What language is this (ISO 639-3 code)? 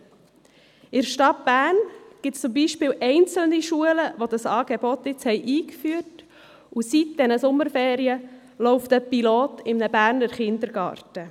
gsw